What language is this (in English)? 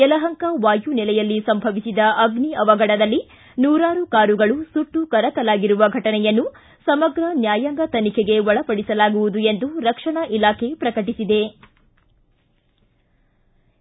Kannada